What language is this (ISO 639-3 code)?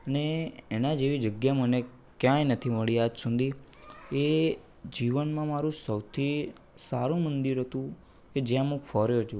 guj